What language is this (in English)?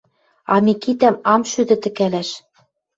Western Mari